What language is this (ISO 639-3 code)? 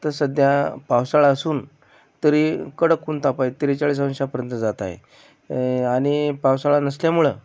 mar